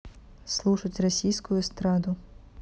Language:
Russian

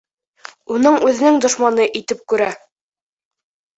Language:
Bashkir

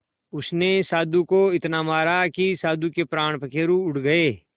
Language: Hindi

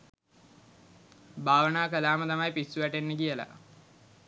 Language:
Sinhala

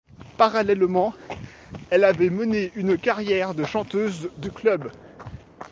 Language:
French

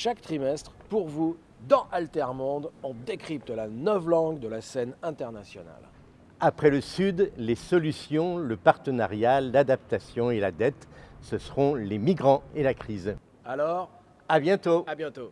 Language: French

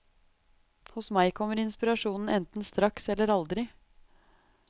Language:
Norwegian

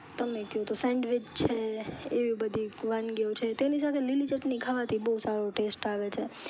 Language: Gujarati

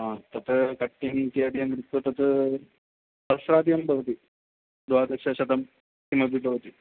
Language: Sanskrit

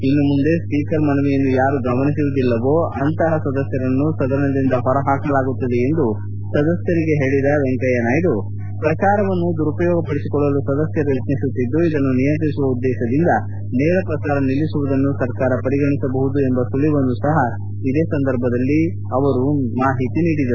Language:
Kannada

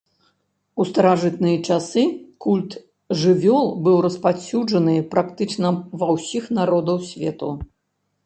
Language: Belarusian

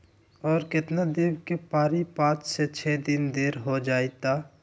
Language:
Magahi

